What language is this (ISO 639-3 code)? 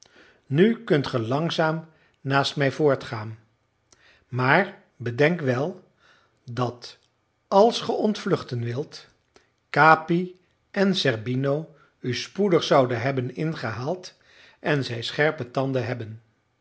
nld